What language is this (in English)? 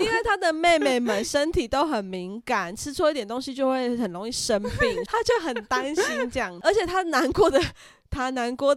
Chinese